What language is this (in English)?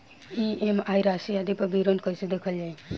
Bhojpuri